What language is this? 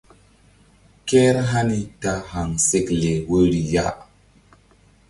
Mbum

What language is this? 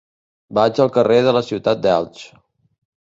Catalan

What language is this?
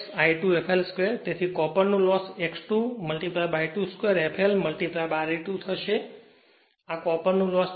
Gujarati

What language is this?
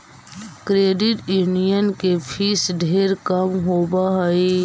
Magahi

